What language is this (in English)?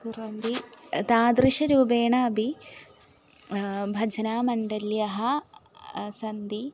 Sanskrit